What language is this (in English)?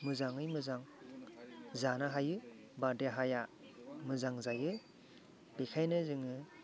Bodo